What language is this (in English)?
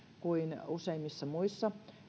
Finnish